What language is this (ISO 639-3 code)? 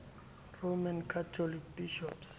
sot